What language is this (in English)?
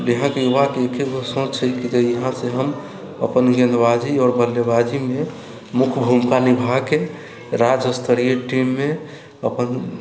Maithili